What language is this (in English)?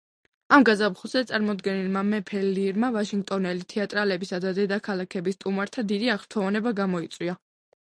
Georgian